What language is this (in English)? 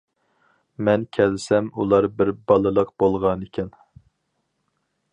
Uyghur